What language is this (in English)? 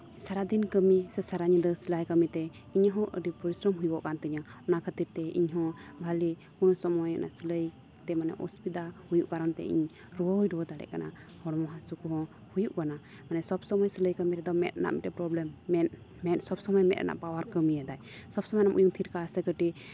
Santali